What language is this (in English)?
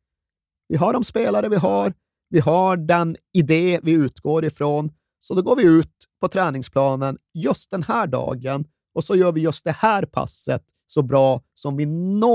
Swedish